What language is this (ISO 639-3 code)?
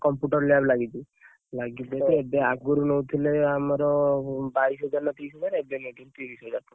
ori